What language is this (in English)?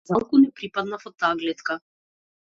Macedonian